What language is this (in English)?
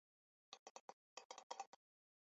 Chinese